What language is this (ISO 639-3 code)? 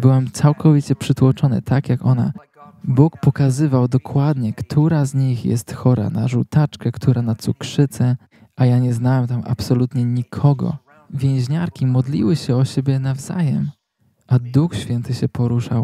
pol